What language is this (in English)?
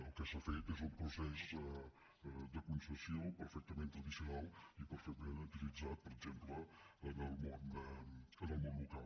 Catalan